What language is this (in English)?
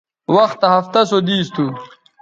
Bateri